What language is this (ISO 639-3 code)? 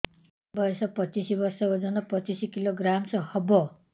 ori